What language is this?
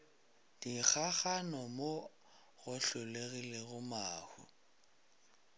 Northern Sotho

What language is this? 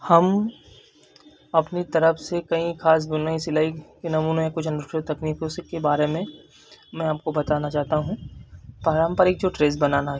Hindi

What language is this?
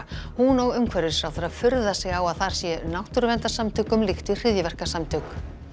Icelandic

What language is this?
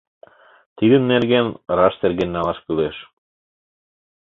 Mari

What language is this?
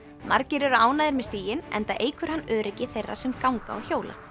Icelandic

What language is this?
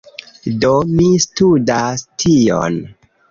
Esperanto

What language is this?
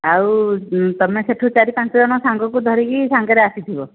Odia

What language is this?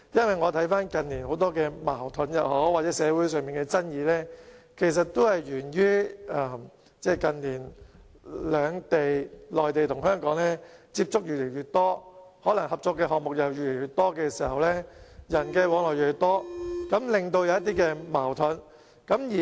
Cantonese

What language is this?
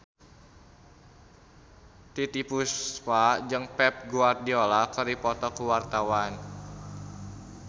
Sundanese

